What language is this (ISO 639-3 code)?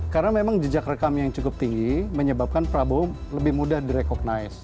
ind